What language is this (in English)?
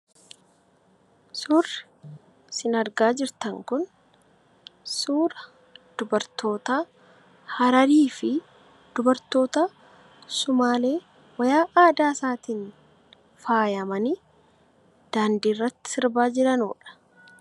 Oromo